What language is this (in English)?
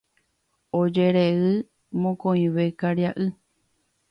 Guarani